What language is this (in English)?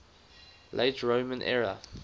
English